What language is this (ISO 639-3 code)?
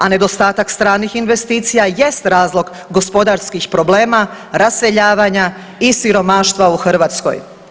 hrv